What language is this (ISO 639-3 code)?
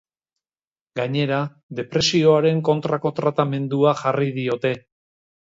eus